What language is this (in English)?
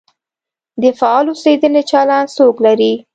Pashto